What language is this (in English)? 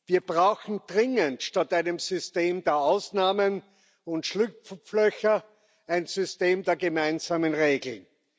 German